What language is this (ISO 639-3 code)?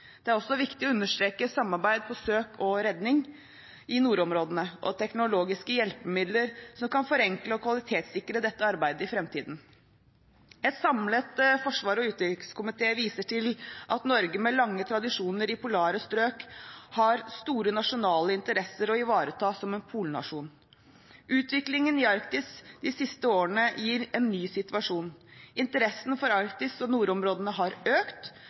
nob